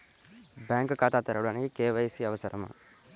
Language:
Telugu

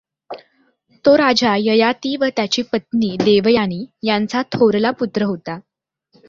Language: Marathi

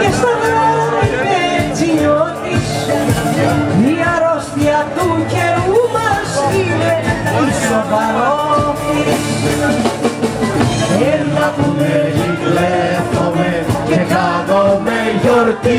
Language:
Greek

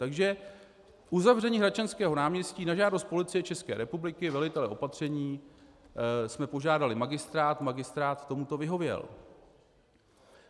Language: Czech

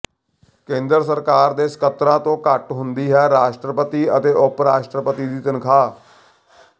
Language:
Punjabi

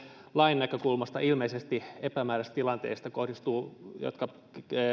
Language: Finnish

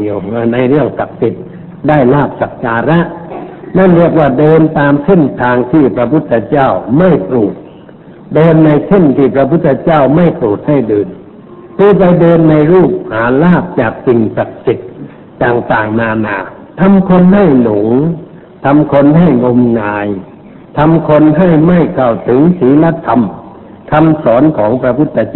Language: Thai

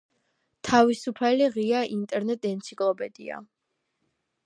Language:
Georgian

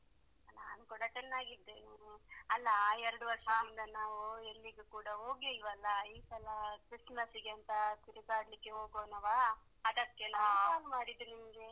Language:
Kannada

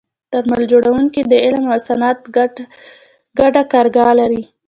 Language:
Pashto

